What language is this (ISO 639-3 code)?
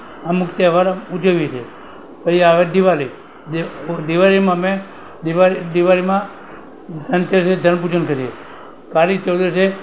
guj